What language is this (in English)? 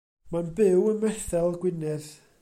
Welsh